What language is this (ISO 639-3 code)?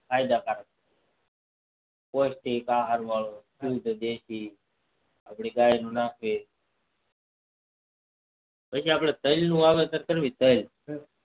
guj